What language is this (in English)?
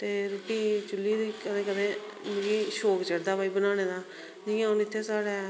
Dogri